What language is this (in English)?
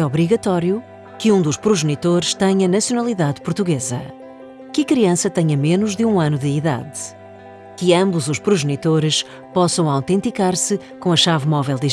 Portuguese